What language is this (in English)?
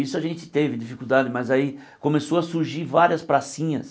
Portuguese